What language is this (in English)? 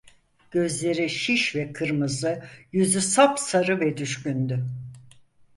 Turkish